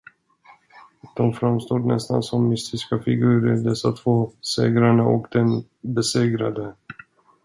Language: Swedish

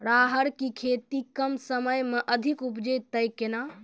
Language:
Maithili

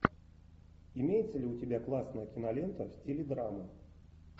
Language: Russian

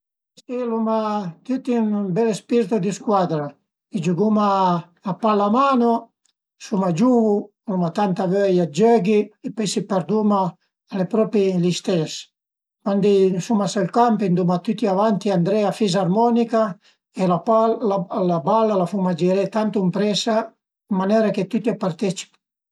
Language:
Piedmontese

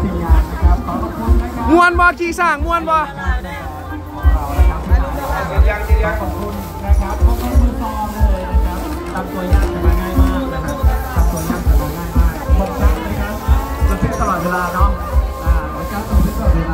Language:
Thai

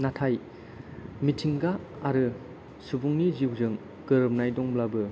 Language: Bodo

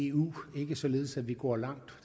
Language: Danish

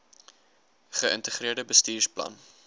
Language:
Afrikaans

